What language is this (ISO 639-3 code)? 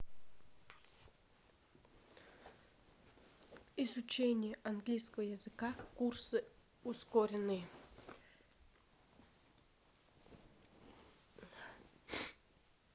rus